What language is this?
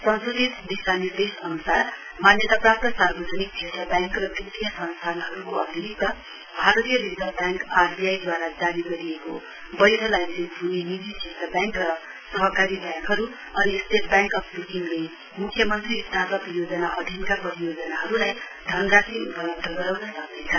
Nepali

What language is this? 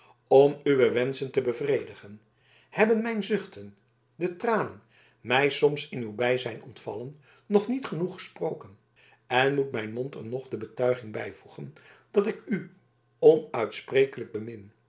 Dutch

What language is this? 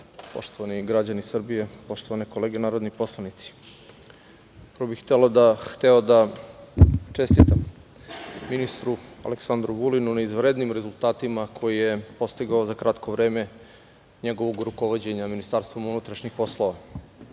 Serbian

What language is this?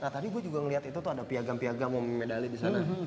Indonesian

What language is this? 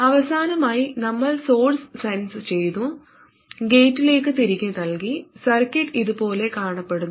Malayalam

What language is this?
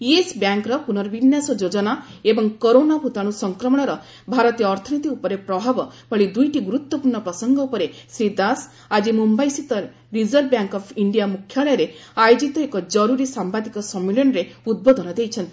Odia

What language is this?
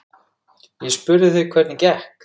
Icelandic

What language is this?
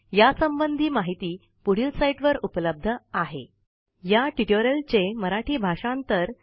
Marathi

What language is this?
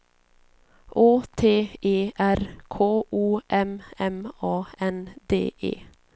Swedish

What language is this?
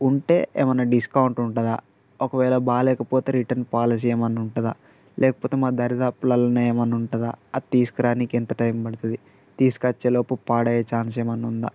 Telugu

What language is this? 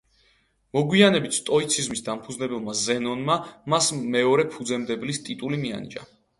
Georgian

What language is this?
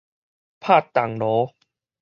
Min Nan Chinese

